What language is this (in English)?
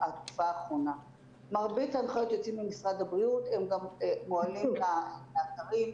Hebrew